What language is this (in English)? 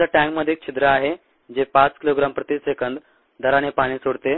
Marathi